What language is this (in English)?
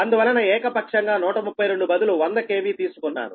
Telugu